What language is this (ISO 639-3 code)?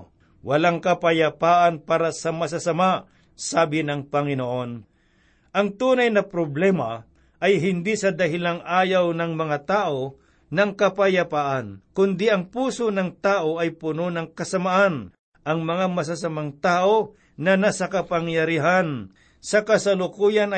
fil